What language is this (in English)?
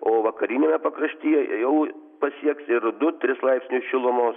Lithuanian